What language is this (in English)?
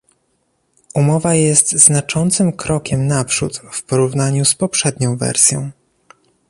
Polish